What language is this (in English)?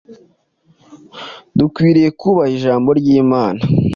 Kinyarwanda